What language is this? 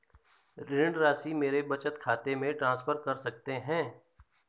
Hindi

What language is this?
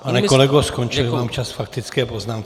Czech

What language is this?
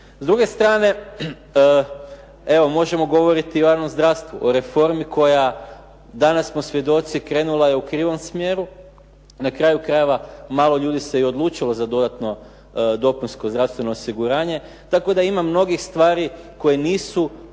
Croatian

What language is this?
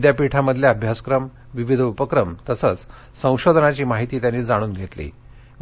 Marathi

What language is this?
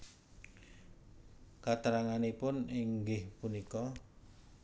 Javanese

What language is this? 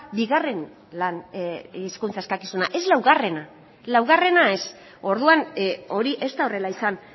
Basque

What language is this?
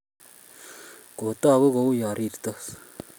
Kalenjin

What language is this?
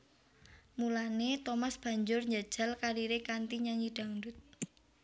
Javanese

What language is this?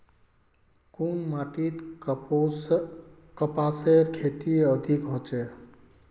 Magahi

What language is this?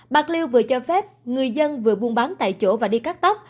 Vietnamese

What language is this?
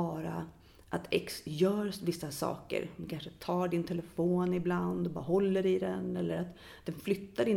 Swedish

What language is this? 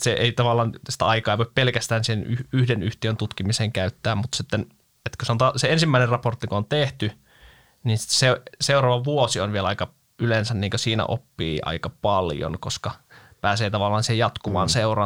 Finnish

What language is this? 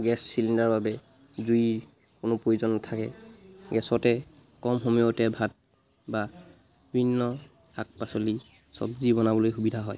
Assamese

